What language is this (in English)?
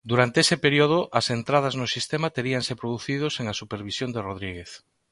Galician